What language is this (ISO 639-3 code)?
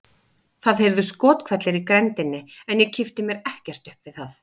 isl